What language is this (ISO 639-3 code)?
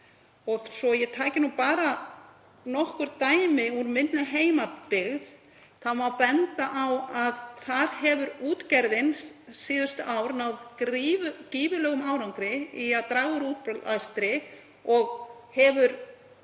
isl